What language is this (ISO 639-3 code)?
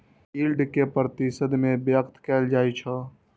mai